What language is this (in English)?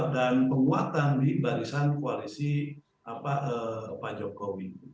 Indonesian